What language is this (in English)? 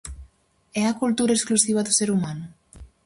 Galician